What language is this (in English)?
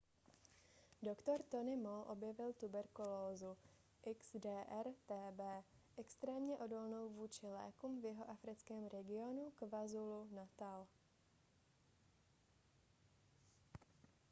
Czech